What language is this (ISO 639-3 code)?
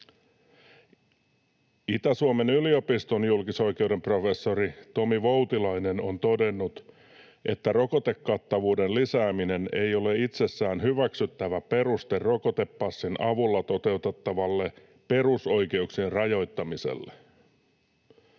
fin